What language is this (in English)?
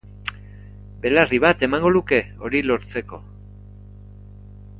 Basque